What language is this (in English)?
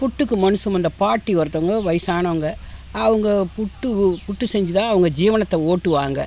Tamil